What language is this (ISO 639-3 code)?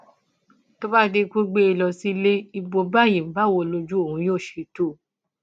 yor